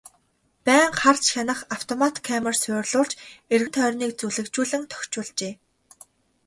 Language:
Mongolian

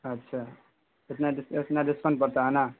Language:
Urdu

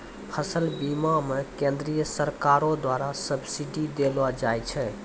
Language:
Maithili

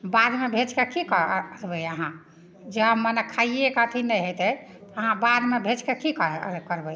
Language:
Maithili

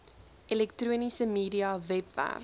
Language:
Afrikaans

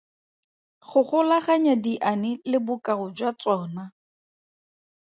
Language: Tswana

